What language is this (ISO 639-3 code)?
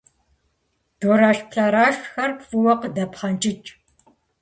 kbd